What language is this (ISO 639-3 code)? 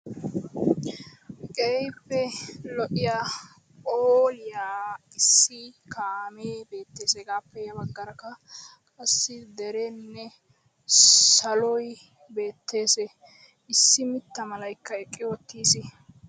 wal